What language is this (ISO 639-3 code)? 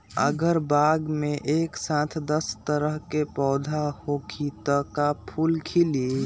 mag